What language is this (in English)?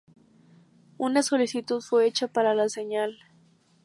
Spanish